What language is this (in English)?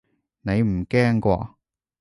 Cantonese